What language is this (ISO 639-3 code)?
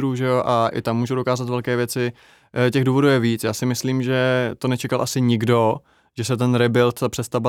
ces